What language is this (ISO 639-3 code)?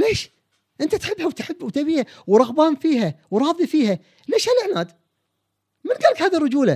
ara